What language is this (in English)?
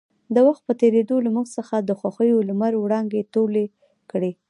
Pashto